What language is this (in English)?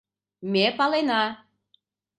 Mari